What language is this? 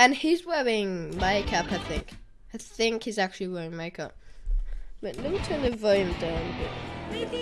English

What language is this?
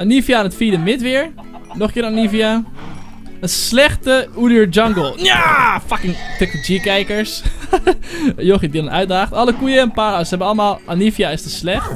Dutch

